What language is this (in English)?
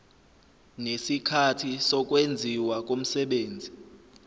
Zulu